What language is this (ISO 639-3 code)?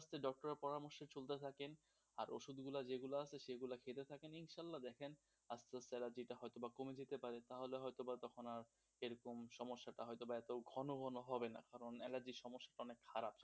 ben